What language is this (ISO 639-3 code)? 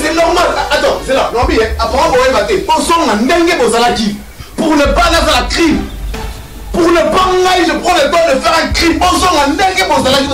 fra